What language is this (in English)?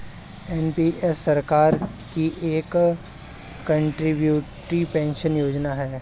Hindi